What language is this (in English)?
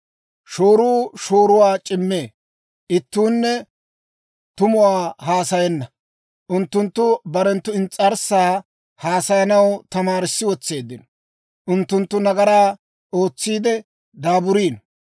Dawro